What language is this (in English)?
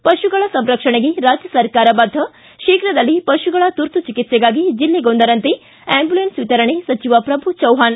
Kannada